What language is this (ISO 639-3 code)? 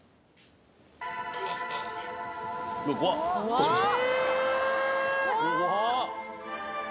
jpn